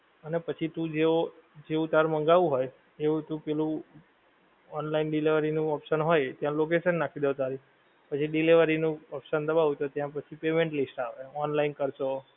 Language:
Gujarati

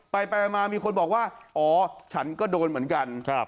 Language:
Thai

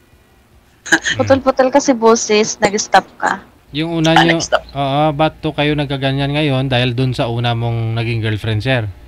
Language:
Filipino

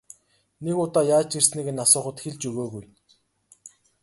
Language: Mongolian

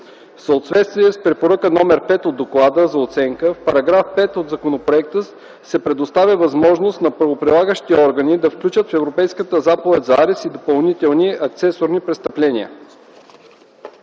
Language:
Bulgarian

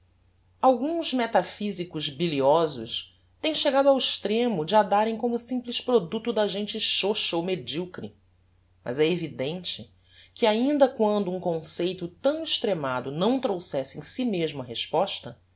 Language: Portuguese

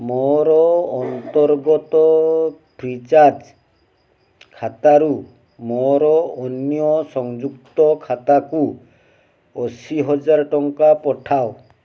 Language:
Odia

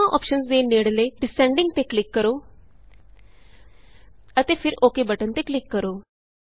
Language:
Punjabi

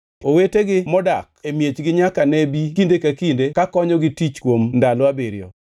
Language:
Luo (Kenya and Tanzania)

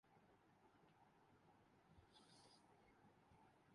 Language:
Urdu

